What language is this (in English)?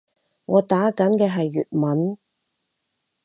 Cantonese